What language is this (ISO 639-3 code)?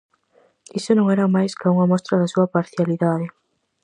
glg